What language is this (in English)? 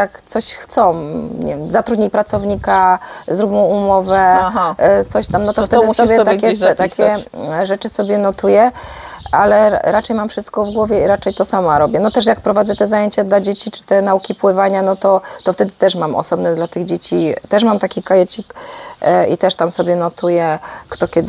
Polish